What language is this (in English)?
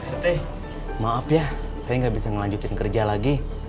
Indonesian